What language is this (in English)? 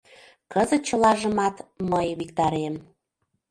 Mari